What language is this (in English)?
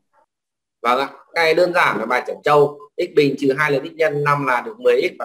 Vietnamese